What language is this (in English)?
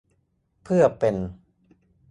Thai